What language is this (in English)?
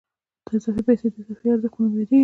Pashto